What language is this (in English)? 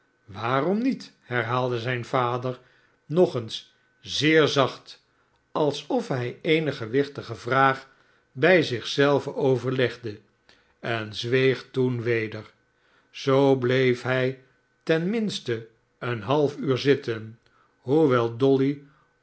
Dutch